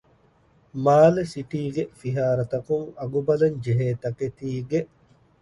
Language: Divehi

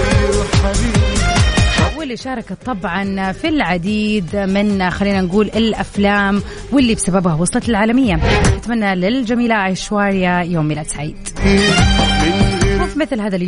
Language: Arabic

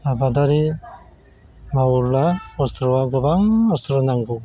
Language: Bodo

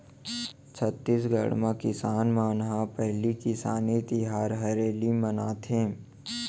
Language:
Chhattisgarhi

